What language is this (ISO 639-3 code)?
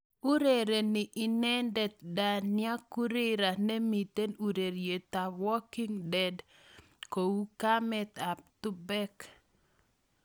kln